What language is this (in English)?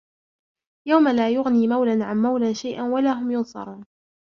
Arabic